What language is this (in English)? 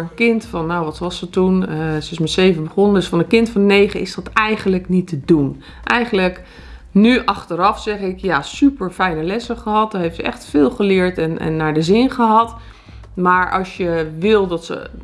Dutch